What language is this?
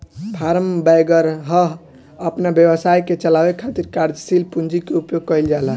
Bhojpuri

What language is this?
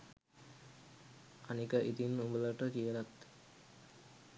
Sinhala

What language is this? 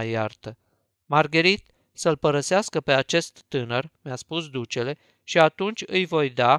Romanian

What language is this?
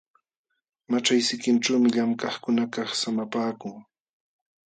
Jauja Wanca Quechua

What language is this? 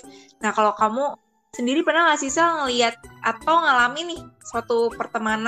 Indonesian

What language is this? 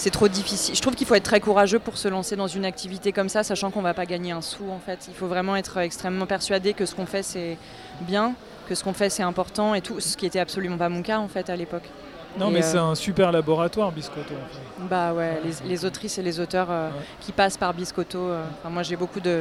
French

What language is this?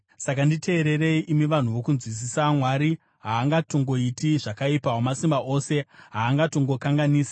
Shona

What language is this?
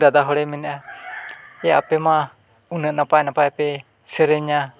Santali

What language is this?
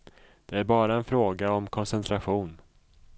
Swedish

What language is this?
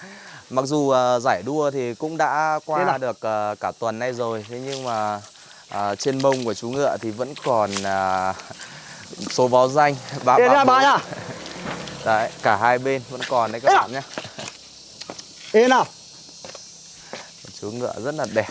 Vietnamese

